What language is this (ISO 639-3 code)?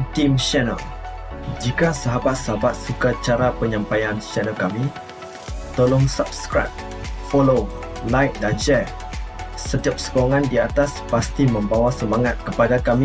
msa